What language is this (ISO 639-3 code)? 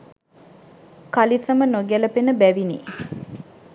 sin